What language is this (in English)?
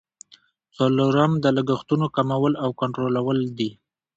Pashto